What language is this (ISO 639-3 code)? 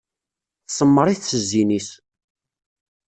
kab